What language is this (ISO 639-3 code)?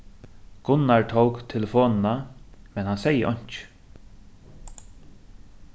fao